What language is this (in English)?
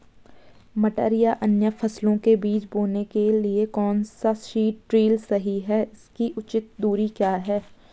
Hindi